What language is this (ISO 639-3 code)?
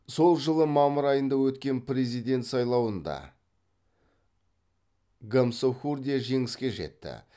kaz